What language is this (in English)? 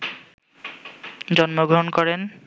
Bangla